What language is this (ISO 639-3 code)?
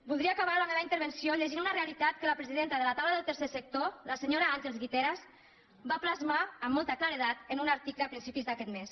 cat